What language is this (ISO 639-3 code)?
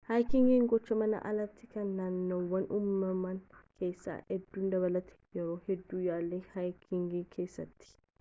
orm